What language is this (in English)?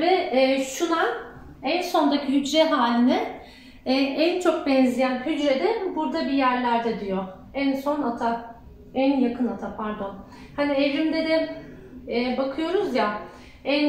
Turkish